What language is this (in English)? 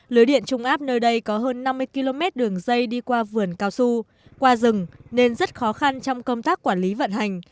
Vietnamese